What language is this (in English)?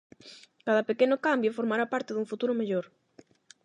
Galician